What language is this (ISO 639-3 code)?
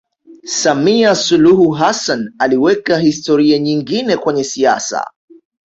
swa